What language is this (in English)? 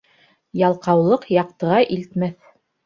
Bashkir